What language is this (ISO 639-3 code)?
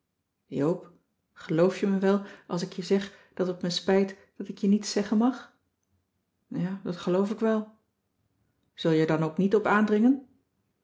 nld